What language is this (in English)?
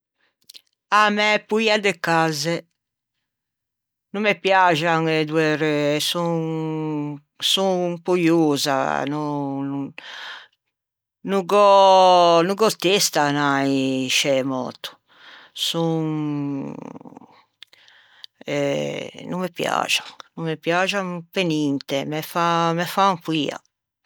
Ligurian